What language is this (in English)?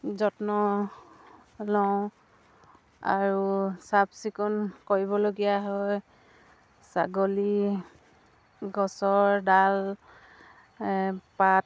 Assamese